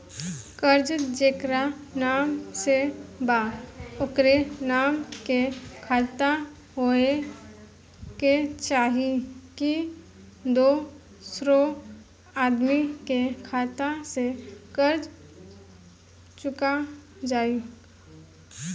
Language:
Bhojpuri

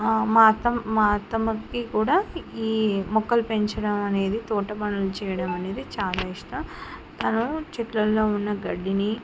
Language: Telugu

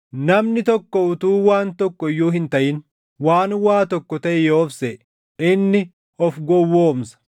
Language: Oromo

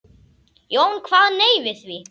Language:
Icelandic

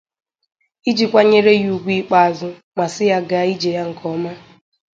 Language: Igbo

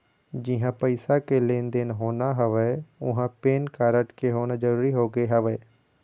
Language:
Chhattisgarhi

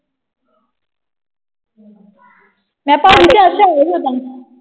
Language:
Punjabi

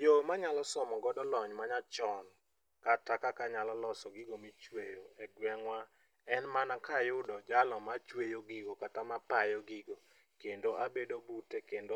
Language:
Luo (Kenya and Tanzania)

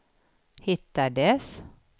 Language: Swedish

